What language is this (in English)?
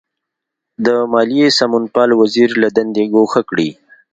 Pashto